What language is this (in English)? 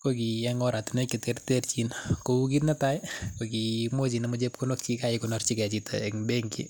Kalenjin